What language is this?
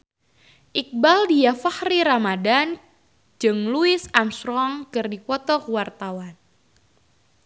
Sundanese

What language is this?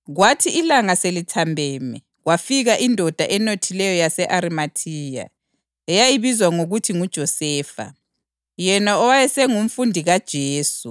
North Ndebele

